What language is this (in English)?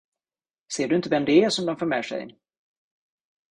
Swedish